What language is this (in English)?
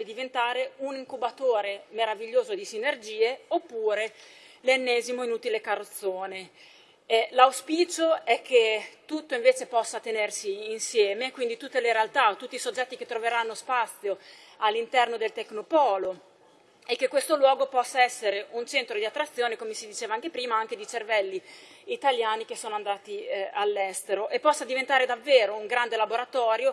Italian